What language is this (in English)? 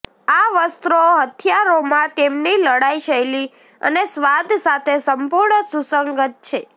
Gujarati